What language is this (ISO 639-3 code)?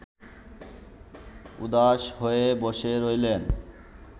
ben